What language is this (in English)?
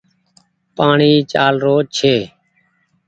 Goaria